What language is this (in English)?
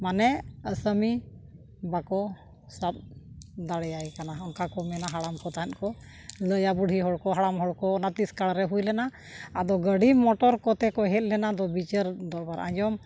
Santali